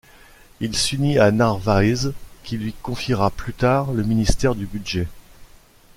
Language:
French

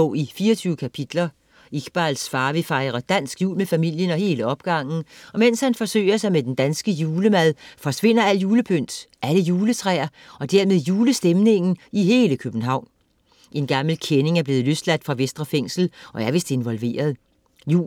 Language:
Danish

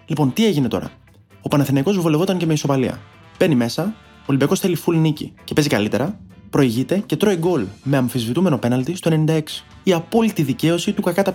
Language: Greek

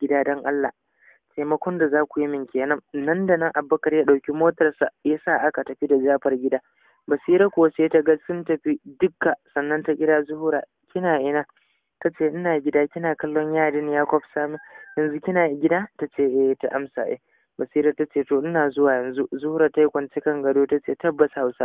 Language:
Arabic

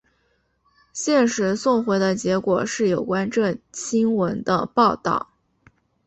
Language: Chinese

